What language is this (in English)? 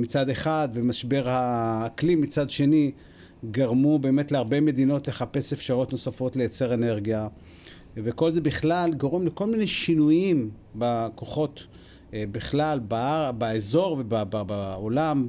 Hebrew